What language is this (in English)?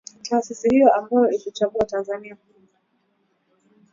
Swahili